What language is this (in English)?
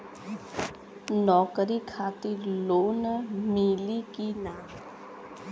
Bhojpuri